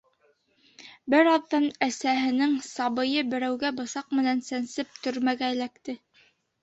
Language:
Bashkir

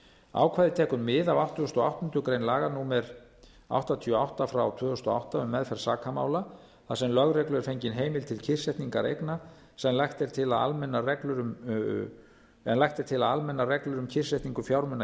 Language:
Icelandic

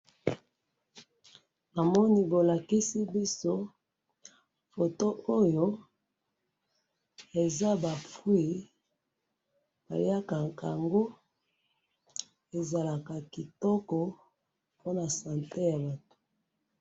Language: Lingala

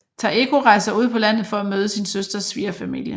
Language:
Danish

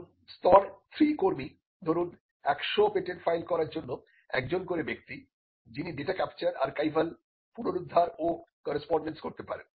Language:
Bangla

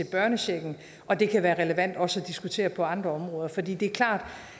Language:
Danish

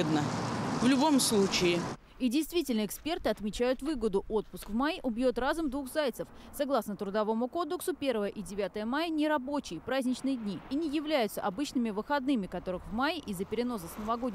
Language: Russian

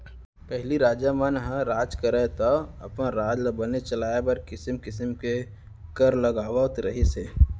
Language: Chhattisgarhi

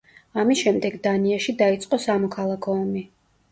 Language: Georgian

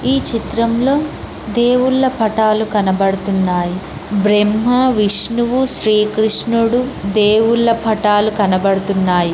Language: Telugu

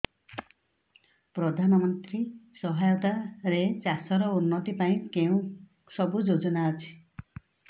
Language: Odia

